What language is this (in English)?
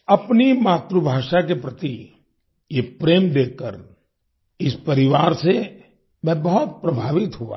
Hindi